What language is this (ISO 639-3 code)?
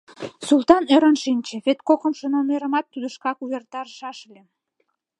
chm